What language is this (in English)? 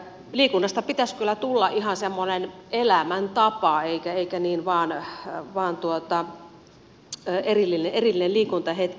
Finnish